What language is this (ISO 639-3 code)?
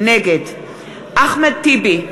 heb